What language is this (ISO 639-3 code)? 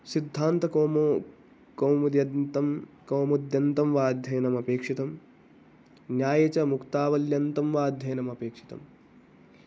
san